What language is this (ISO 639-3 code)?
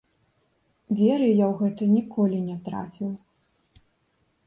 bel